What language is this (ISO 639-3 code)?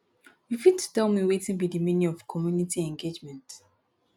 pcm